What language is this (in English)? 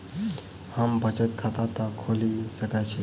Maithili